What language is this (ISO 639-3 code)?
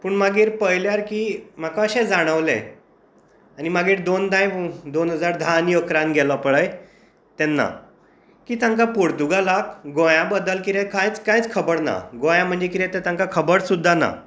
kok